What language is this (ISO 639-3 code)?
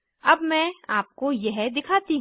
hin